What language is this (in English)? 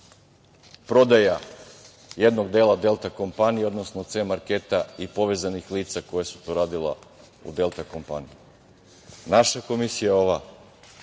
Serbian